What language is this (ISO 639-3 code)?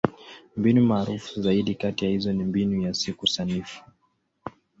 swa